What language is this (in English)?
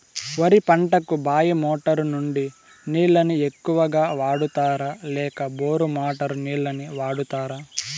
Telugu